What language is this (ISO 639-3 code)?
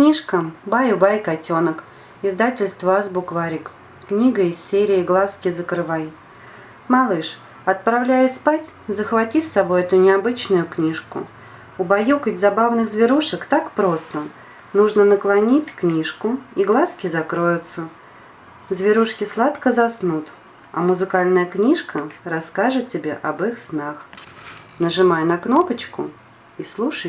rus